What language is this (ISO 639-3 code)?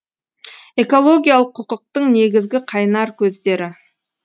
kaz